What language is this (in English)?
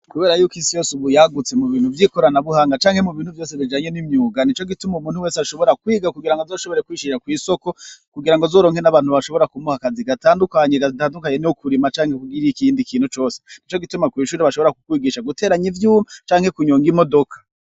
Rundi